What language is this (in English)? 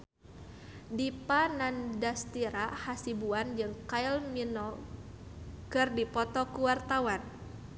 Sundanese